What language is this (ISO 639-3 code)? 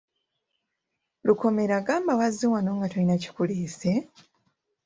lug